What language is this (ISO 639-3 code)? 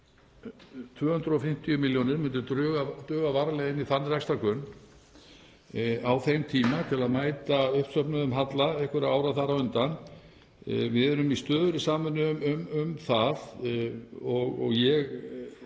isl